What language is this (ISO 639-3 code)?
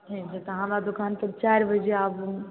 mai